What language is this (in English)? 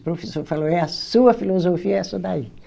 Portuguese